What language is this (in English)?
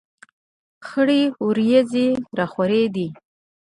Pashto